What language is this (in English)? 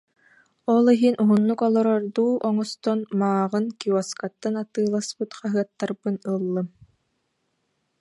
Yakut